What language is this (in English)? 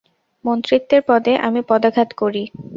Bangla